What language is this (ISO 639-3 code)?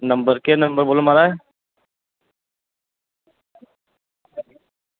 doi